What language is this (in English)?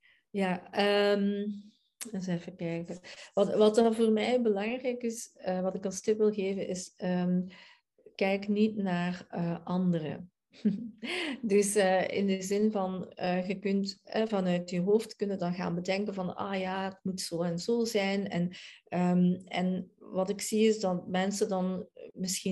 Dutch